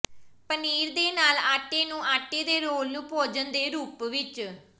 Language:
Punjabi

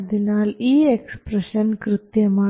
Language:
Malayalam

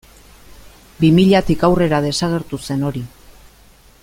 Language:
Basque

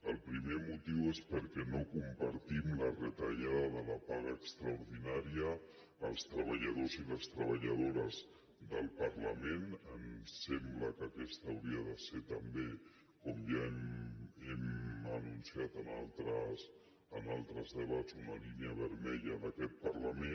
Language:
Catalan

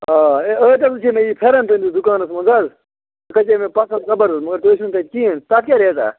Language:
Kashmiri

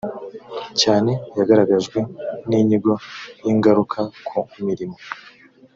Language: Kinyarwanda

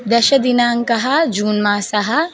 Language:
Sanskrit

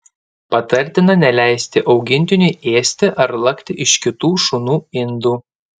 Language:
Lithuanian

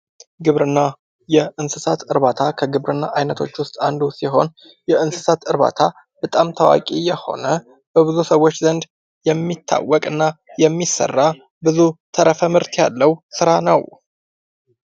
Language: Amharic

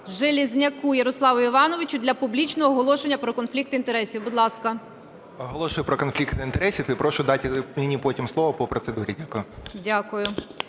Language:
Ukrainian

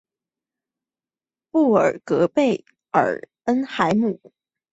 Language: Chinese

